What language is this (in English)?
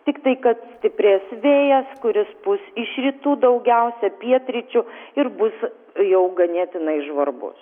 Lithuanian